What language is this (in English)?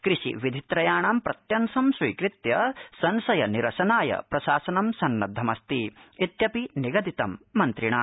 Sanskrit